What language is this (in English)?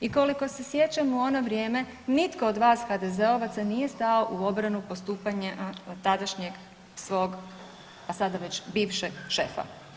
Croatian